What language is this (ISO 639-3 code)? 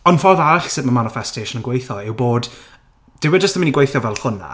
cym